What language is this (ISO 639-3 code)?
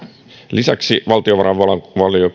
fin